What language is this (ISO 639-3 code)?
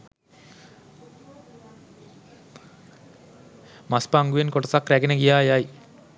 sin